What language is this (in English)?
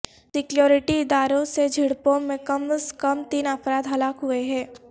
Urdu